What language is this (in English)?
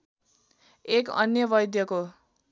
Nepali